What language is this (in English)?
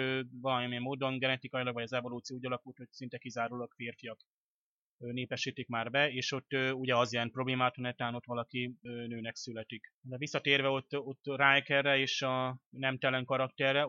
Hungarian